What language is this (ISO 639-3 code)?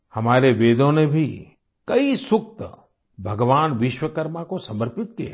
hin